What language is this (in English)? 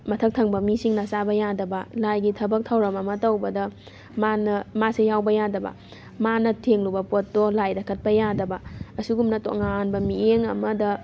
Manipuri